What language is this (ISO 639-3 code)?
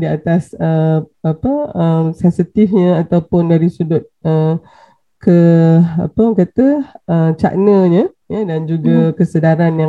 msa